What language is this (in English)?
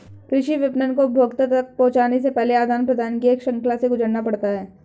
Hindi